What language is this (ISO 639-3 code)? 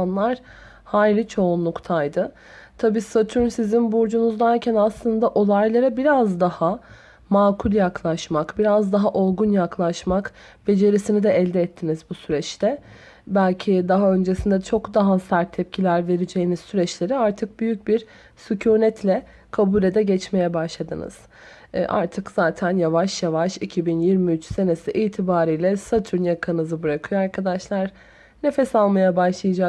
tur